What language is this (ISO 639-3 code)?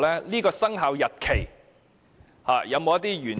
yue